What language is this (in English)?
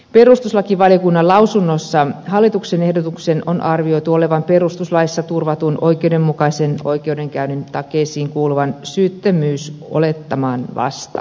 Finnish